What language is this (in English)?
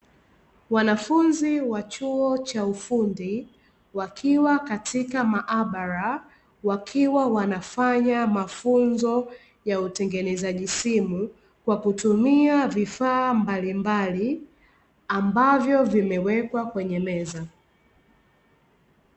Swahili